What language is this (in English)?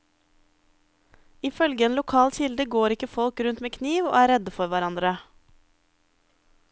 Norwegian